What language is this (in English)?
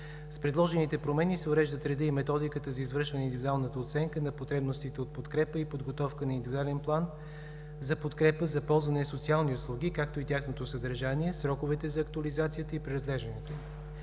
Bulgarian